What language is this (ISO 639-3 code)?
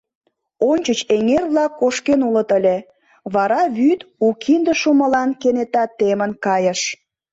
chm